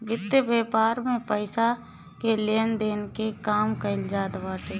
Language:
Bhojpuri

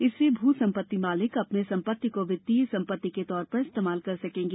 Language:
Hindi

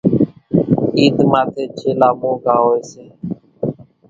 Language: Kachi Koli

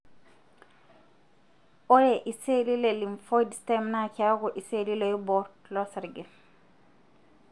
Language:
Masai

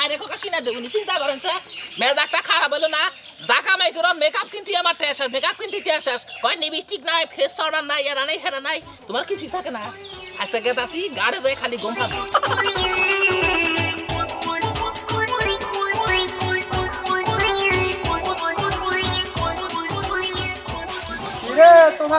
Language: Indonesian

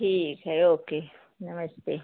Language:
Hindi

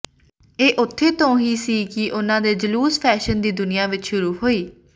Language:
Punjabi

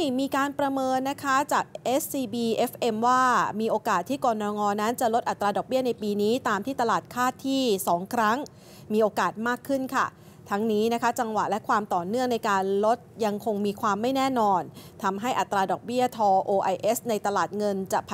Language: Thai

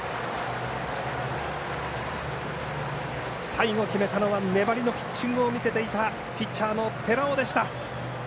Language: Japanese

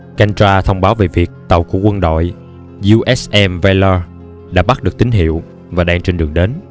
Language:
Vietnamese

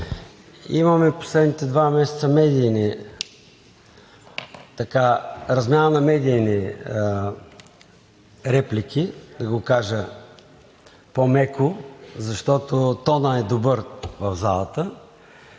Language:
Bulgarian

